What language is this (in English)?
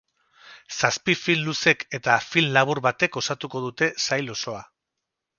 Basque